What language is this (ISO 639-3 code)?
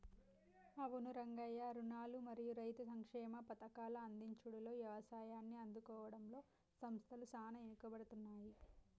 tel